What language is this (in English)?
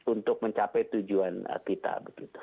Indonesian